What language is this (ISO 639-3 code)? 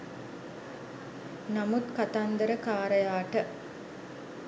sin